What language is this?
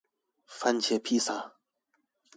Chinese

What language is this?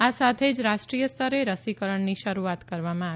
Gujarati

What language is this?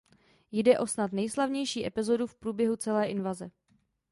Czech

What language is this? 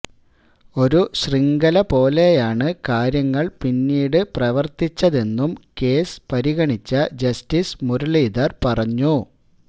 Malayalam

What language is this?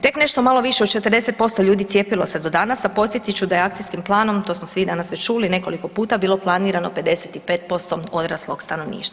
Croatian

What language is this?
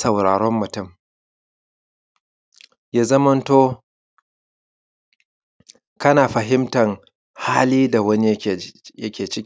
Hausa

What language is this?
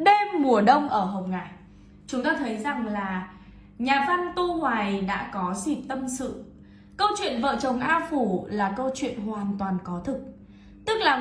Vietnamese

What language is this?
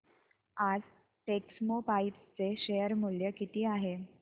Marathi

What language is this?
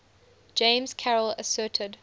English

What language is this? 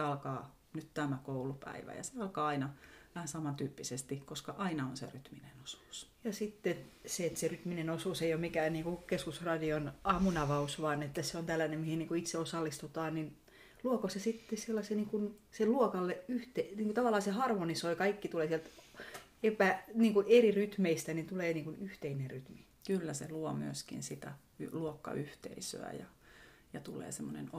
Finnish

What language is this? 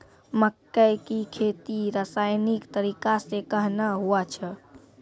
Maithili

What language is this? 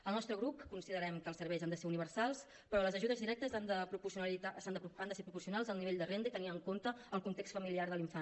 Catalan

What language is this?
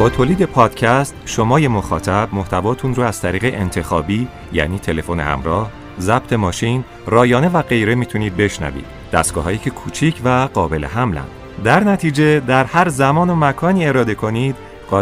Persian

